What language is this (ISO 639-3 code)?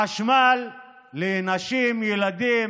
heb